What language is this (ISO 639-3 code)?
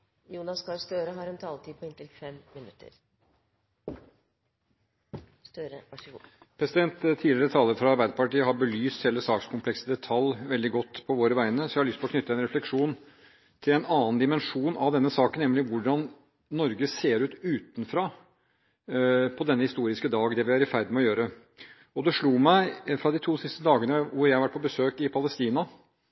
nob